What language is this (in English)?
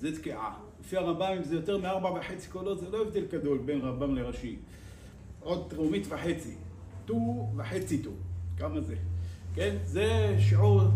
Hebrew